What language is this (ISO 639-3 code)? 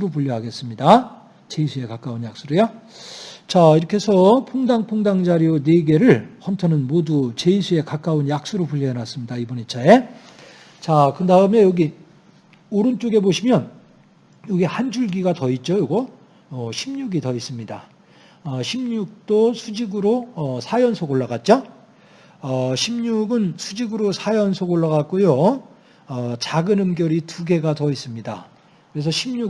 kor